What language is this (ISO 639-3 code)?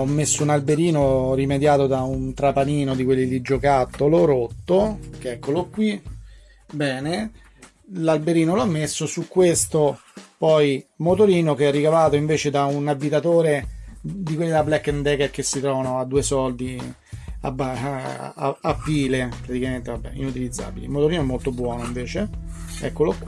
ita